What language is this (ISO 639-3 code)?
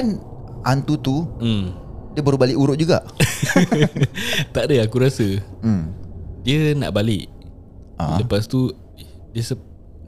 msa